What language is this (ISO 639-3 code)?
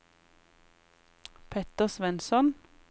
nor